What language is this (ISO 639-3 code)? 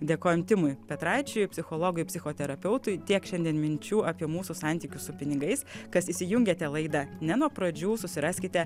lit